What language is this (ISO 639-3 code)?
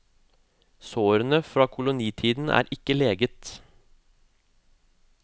nor